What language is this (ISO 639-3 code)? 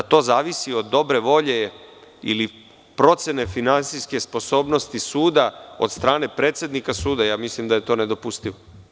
srp